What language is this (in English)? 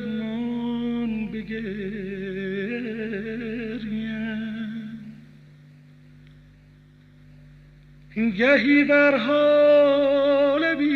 Persian